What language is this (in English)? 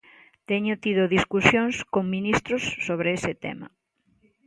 Galician